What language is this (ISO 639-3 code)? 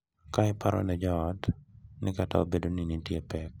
luo